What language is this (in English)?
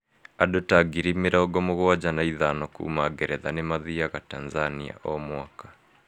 Kikuyu